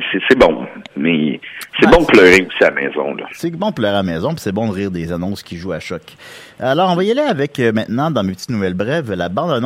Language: French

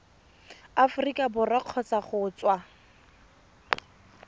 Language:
Tswana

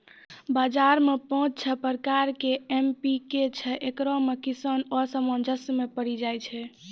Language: Maithili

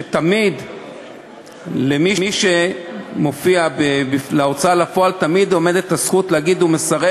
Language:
Hebrew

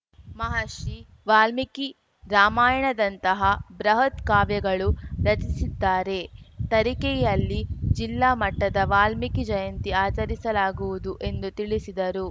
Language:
Kannada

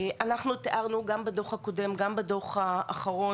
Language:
Hebrew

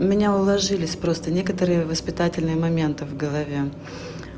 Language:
Russian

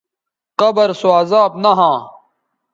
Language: Bateri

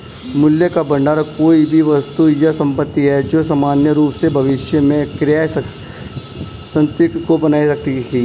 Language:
Hindi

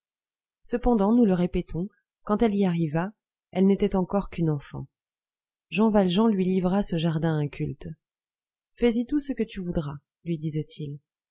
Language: French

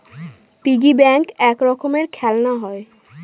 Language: Bangla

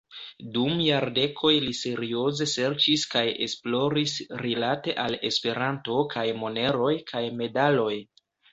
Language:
Esperanto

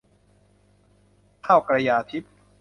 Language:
Thai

